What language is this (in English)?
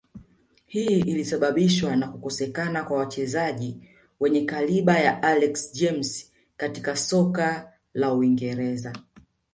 Swahili